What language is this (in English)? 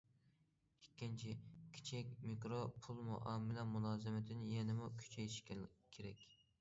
Uyghur